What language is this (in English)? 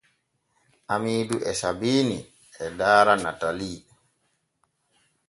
Borgu Fulfulde